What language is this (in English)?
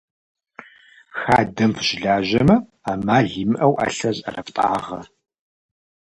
Kabardian